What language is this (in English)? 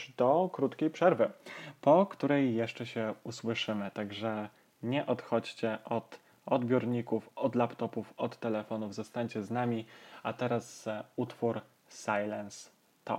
Polish